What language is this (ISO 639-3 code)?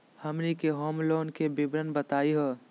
mag